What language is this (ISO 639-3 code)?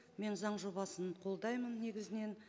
kaz